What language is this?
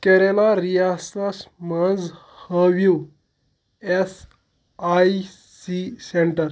Kashmiri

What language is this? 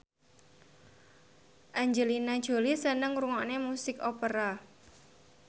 Javanese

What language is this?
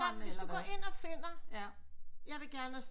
Danish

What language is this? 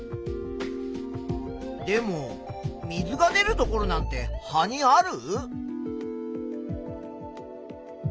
Japanese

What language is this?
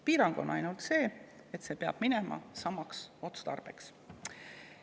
Estonian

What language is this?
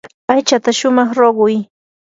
Yanahuanca Pasco Quechua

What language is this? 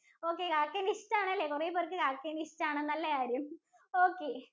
Malayalam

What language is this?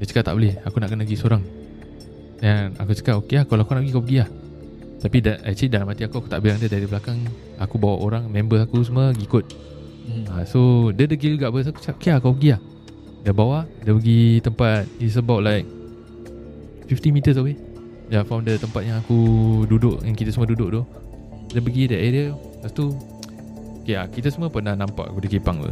Malay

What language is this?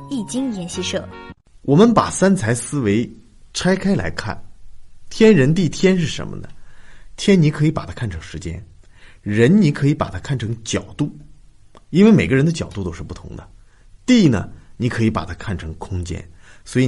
Chinese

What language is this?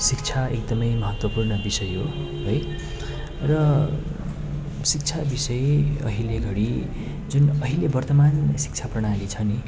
Nepali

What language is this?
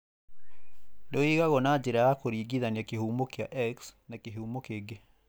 Kikuyu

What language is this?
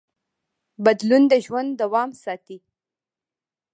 Pashto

